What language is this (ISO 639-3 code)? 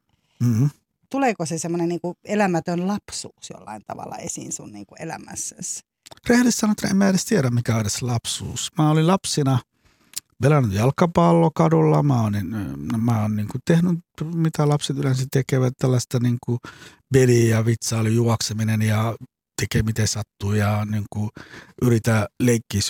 fin